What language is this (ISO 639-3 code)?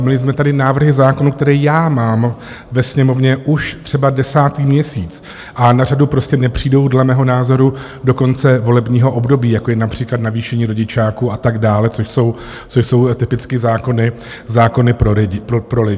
ces